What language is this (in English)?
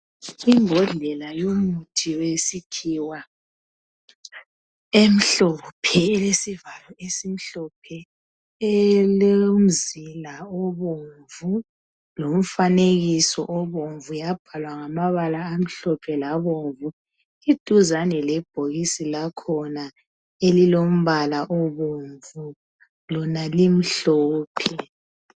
North Ndebele